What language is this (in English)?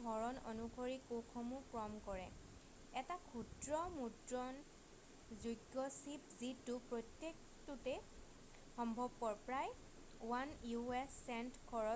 Assamese